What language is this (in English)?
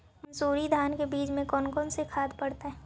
Magahi